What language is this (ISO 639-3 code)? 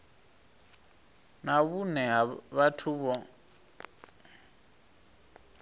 ven